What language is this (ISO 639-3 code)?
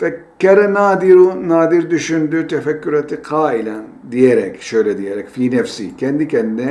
tur